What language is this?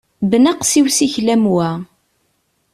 Kabyle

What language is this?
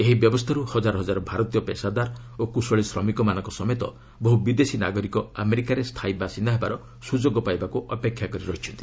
Odia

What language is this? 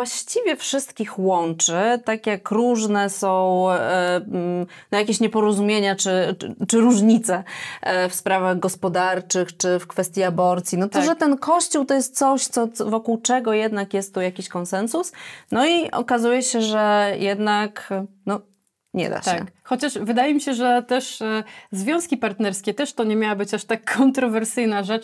Polish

